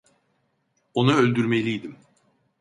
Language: Turkish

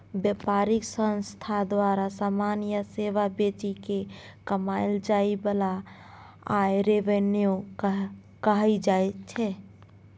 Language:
Maithili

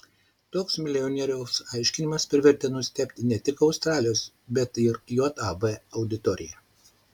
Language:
Lithuanian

